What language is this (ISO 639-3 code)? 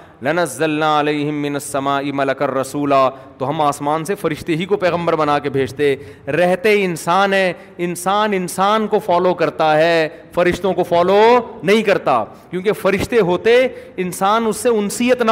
urd